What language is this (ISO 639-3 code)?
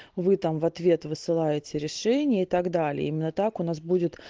rus